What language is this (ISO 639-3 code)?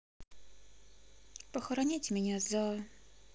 rus